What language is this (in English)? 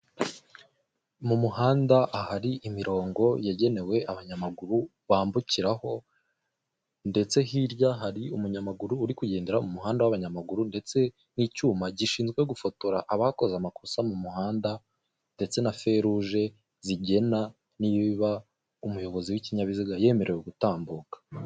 Kinyarwanda